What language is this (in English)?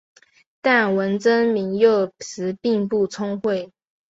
Chinese